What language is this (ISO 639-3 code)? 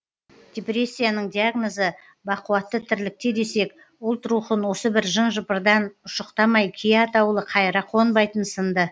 kaz